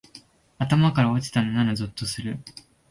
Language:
Japanese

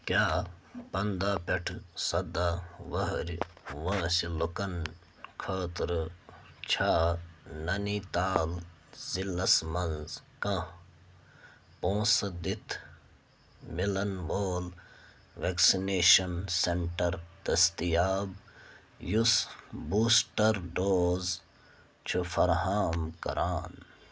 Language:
Kashmiri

